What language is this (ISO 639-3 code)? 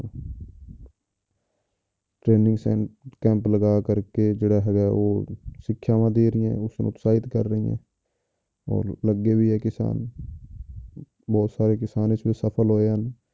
pan